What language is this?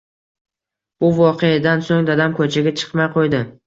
Uzbek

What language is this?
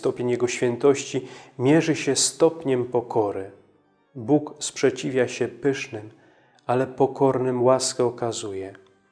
Polish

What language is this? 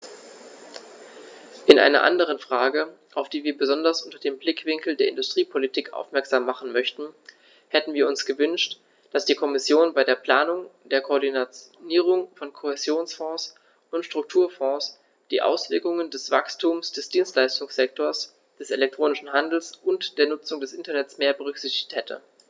German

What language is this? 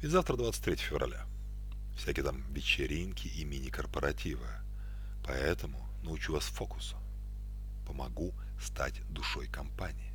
Russian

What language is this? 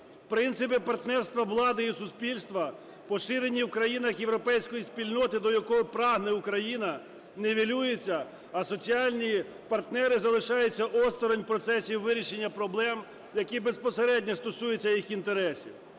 Ukrainian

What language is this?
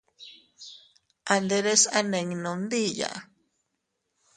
Teutila Cuicatec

